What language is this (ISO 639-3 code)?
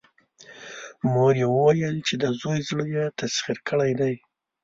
pus